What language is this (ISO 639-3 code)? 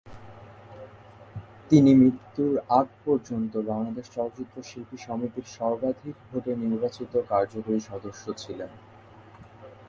ben